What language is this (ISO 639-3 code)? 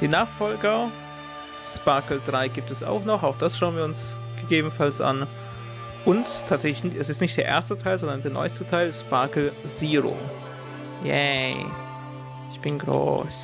deu